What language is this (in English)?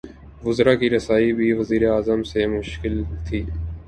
Urdu